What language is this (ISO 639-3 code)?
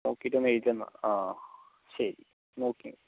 mal